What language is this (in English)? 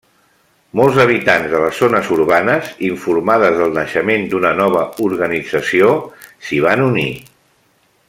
Catalan